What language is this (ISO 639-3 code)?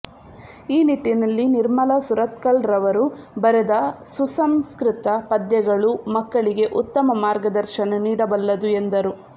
kan